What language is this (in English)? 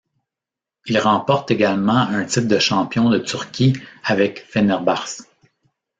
French